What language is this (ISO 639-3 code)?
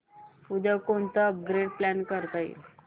mar